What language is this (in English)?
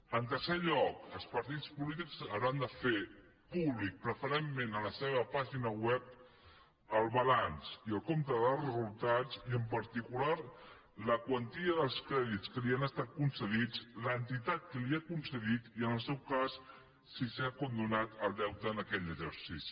Catalan